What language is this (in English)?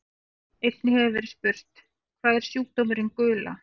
Icelandic